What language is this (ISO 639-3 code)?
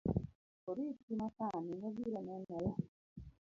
luo